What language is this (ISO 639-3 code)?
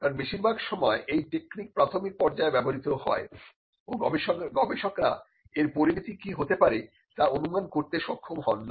ben